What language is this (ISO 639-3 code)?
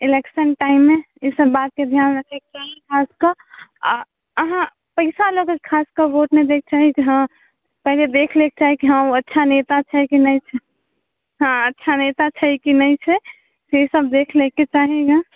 mai